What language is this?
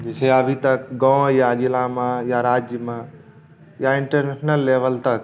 Maithili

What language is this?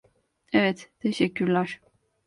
Turkish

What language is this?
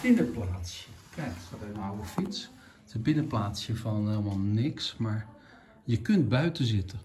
Dutch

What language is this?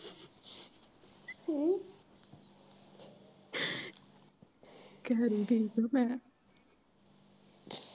Punjabi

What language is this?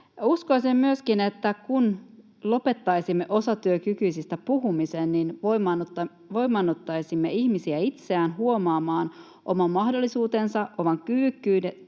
Finnish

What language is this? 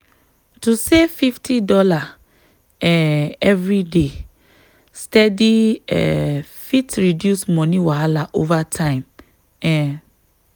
Nigerian Pidgin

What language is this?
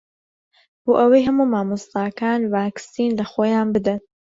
Central Kurdish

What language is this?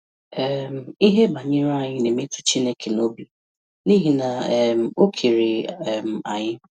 Igbo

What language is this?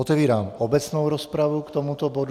Czech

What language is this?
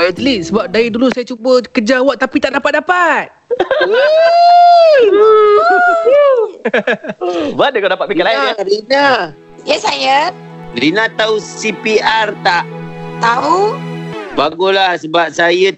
Malay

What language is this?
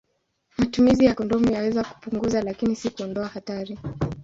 Swahili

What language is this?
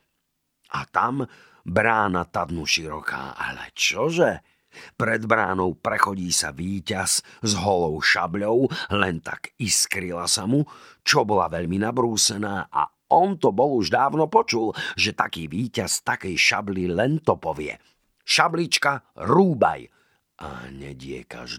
Slovak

